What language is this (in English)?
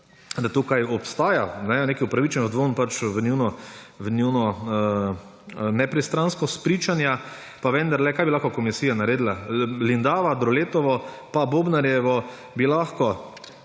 Slovenian